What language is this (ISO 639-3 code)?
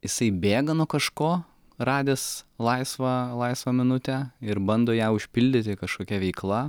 lit